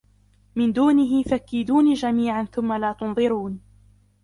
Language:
Arabic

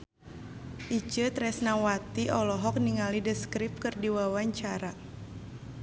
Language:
Sundanese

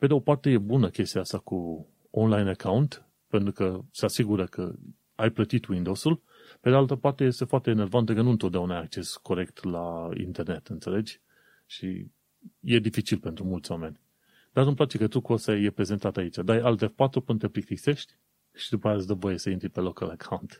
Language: Romanian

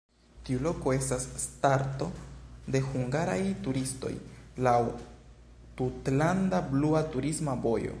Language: Esperanto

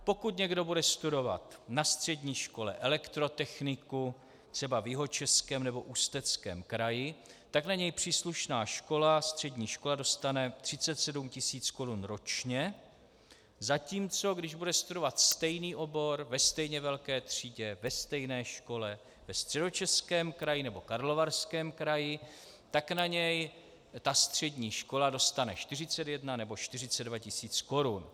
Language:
Czech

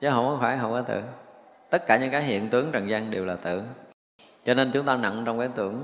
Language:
Vietnamese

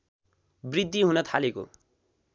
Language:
Nepali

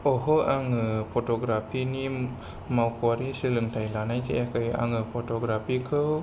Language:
Bodo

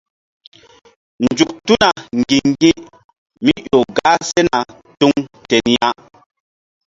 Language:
Mbum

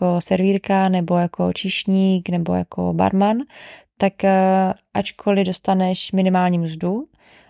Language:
Czech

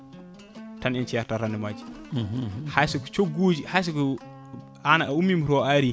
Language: Fula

